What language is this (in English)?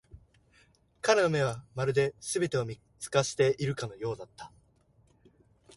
Japanese